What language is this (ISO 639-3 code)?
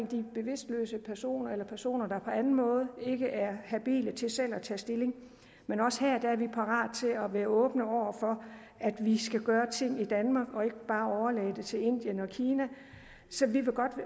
dan